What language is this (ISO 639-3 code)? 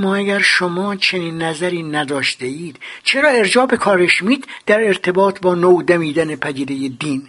fas